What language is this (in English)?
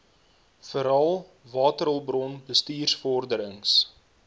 Afrikaans